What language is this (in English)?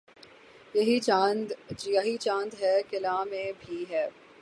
Urdu